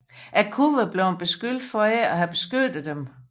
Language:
Danish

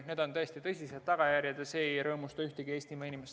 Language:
Estonian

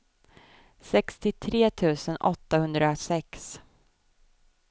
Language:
Swedish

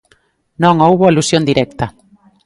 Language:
Galician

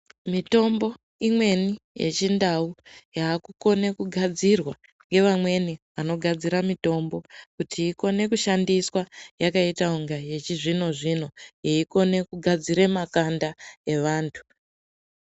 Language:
Ndau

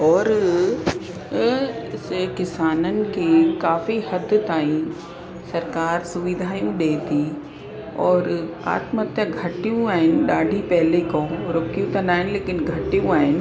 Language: Sindhi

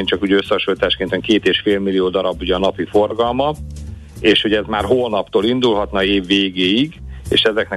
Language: Hungarian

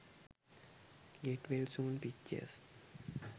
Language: Sinhala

